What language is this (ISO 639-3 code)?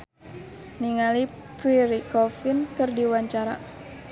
sun